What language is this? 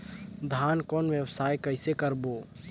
Chhattisgarhi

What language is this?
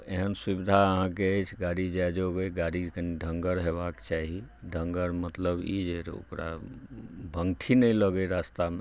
Maithili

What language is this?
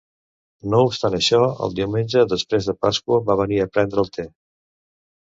Catalan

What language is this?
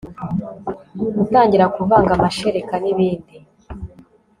Kinyarwanda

